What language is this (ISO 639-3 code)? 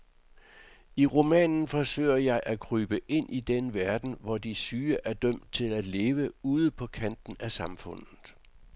dan